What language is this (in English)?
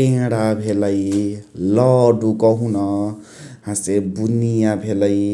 Chitwania Tharu